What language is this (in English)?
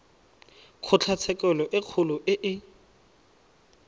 Tswana